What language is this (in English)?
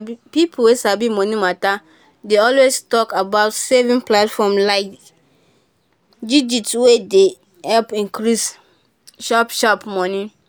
Nigerian Pidgin